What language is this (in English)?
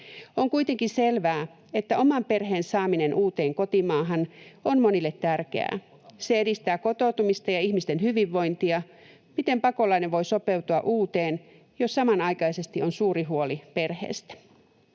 Finnish